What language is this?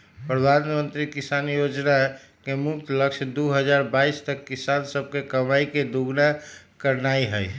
Magahi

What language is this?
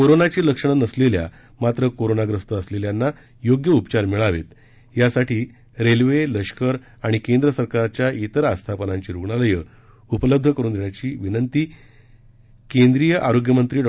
Marathi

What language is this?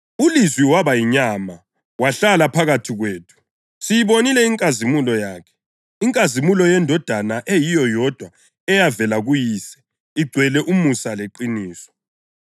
North Ndebele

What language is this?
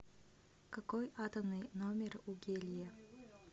Russian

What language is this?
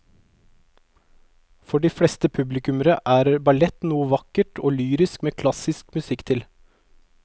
Norwegian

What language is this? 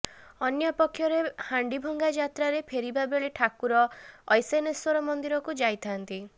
Odia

